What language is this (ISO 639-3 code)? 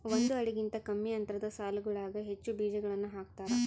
kan